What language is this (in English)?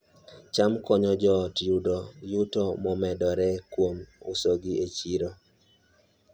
Luo (Kenya and Tanzania)